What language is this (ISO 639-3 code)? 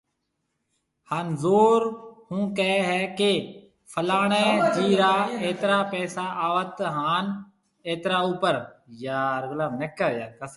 mve